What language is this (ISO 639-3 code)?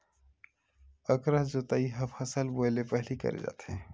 hne